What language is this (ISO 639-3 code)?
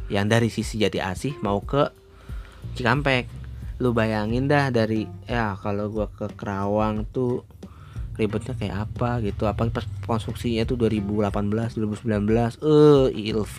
ind